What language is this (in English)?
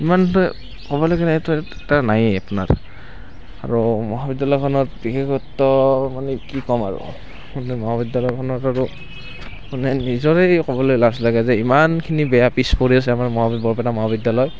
Assamese